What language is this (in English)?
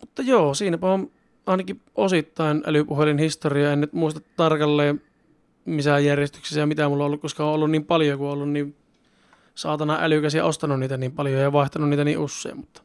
Finnish